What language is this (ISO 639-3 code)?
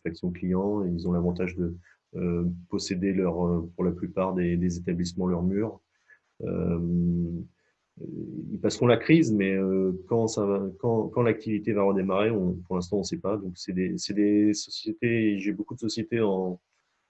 fra